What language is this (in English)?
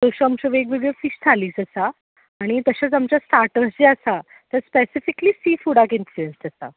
Konkani